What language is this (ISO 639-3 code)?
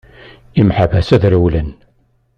kab